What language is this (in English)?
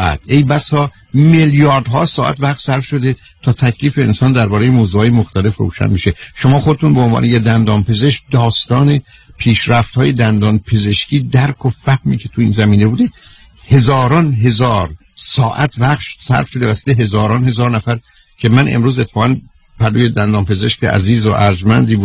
Persian